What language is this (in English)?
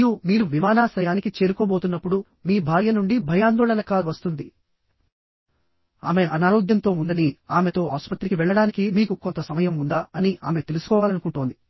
Telugu